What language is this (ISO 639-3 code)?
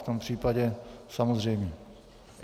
ces